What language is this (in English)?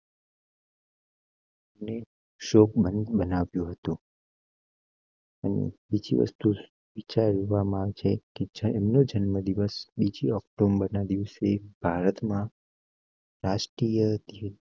Gujarati